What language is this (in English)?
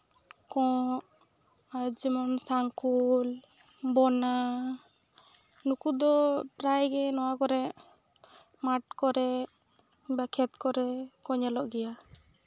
Santali